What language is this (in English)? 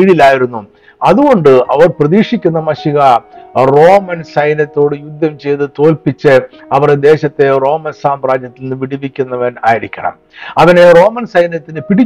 Malayalam